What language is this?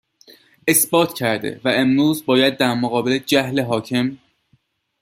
Persian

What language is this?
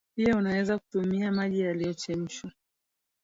Swahili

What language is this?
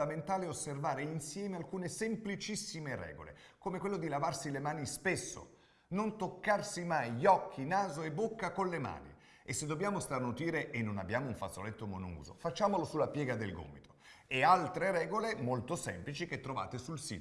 Italian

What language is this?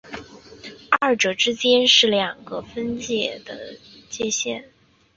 Chinese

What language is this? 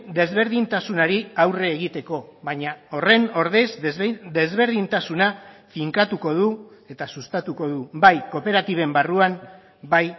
Basque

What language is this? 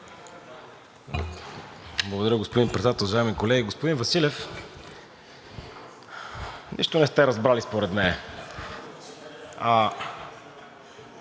Bulgarian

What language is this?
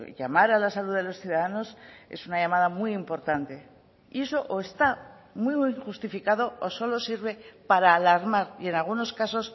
Spanish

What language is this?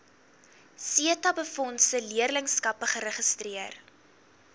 Afrikaans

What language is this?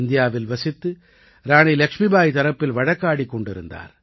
Tamil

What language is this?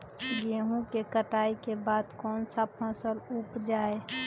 Magahi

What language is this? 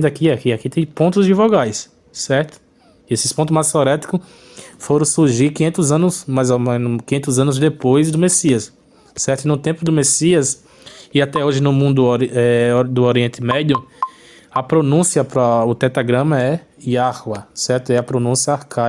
Portuguese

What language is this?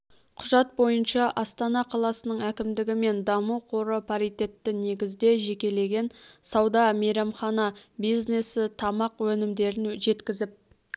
Kazakh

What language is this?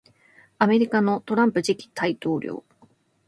Japanese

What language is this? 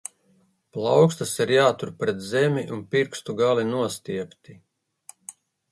Latvian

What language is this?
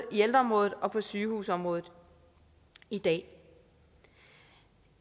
Danish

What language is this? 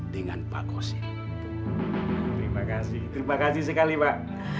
Indonesian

